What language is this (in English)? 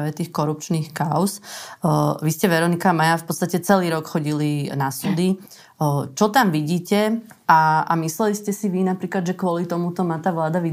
Slovak